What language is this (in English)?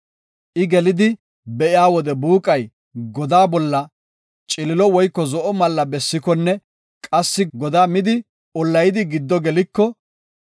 Gofa